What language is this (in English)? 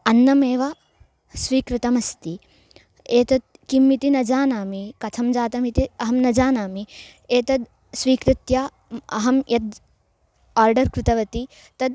Sanskrit